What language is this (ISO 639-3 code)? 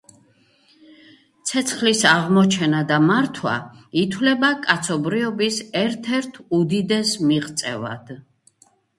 kat